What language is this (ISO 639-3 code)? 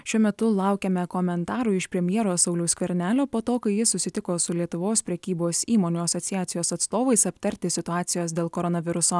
lit